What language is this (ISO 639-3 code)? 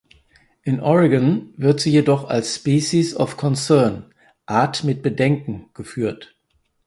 deu